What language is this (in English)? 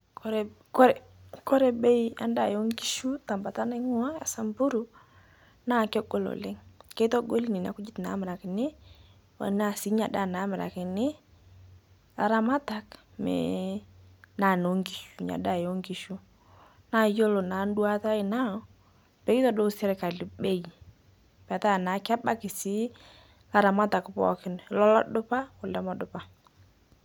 Masai